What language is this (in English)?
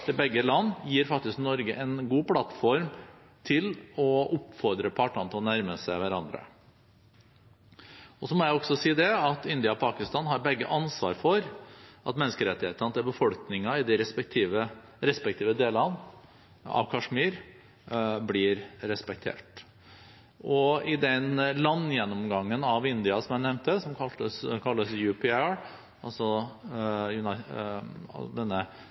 Norwegian Bokmål